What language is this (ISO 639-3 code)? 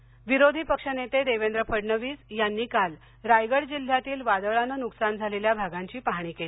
mar